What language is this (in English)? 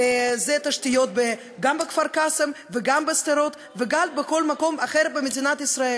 Hebrew